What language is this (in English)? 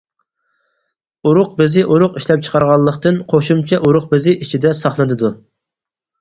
Uyghur